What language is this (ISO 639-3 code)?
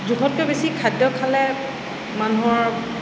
asm